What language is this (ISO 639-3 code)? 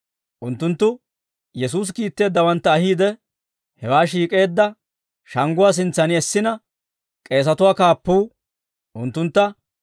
dwr